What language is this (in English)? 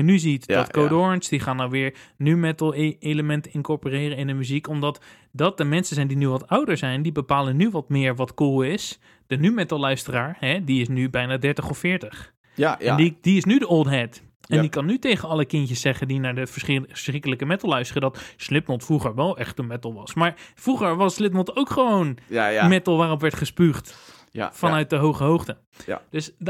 Dutch